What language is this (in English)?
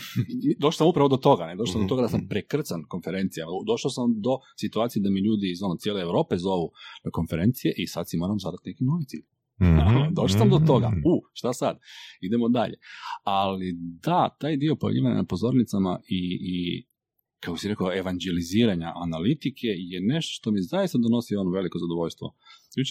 Croatian